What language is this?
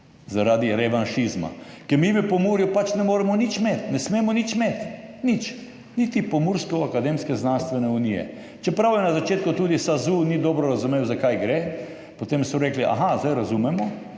Slovenian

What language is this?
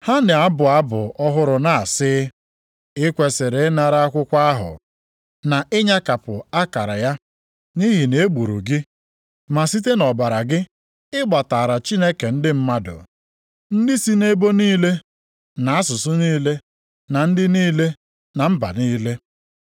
Igbo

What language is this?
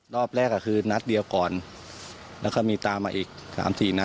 Thai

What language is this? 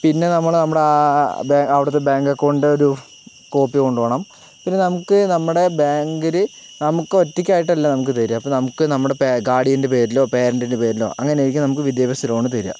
Malayalam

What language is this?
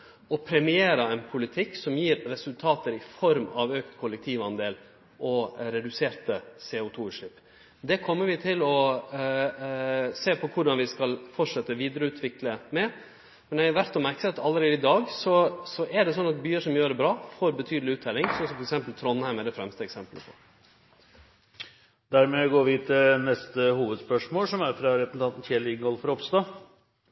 Norwegian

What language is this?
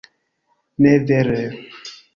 Esperanto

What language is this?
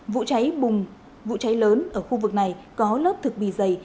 Vietnamese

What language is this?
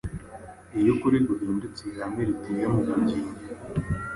Kinyarwanda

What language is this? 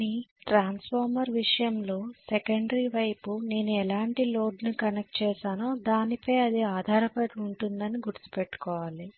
Telugu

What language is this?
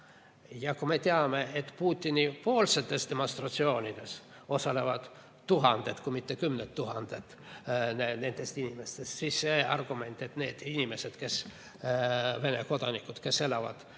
Estonian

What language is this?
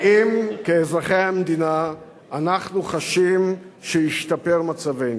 Hebrew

